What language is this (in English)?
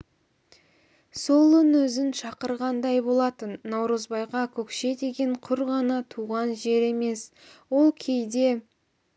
Kazakh